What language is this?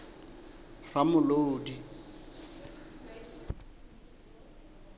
Southern Sotho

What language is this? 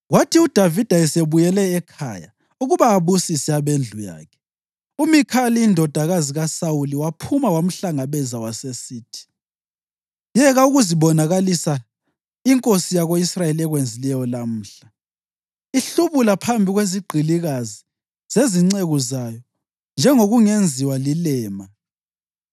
North Ndebele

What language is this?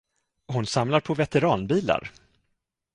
Swedish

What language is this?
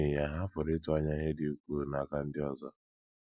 Igbo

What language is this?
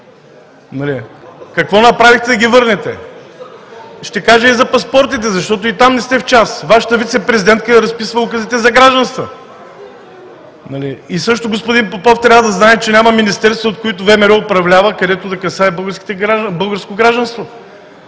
Bulgarian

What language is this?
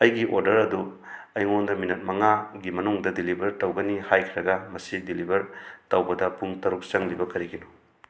Manipuri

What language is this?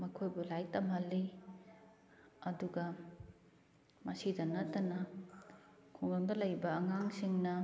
Manipuri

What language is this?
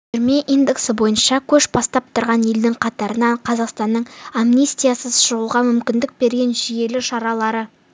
Kazakh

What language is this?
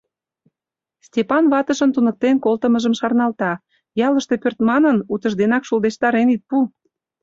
Mari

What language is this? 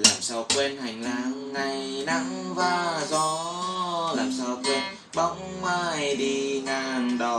Vietnamese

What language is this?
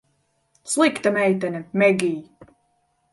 Latvian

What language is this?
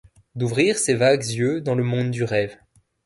French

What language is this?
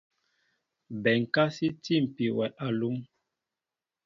Mbo (Cameroon)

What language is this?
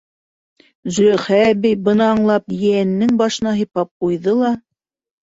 Bashkir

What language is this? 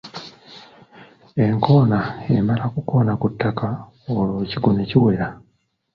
Ganda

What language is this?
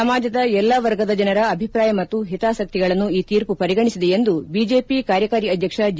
Kannada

